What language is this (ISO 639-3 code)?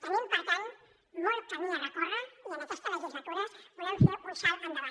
cat